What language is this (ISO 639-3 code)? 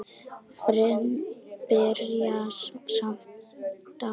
isl